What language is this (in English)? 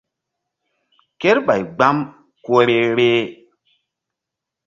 Mbum